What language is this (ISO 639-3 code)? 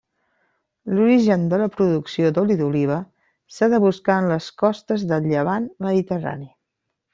cat